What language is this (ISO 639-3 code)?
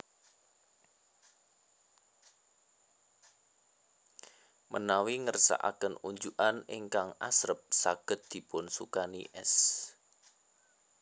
jav